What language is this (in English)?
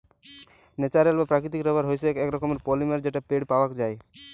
Bangla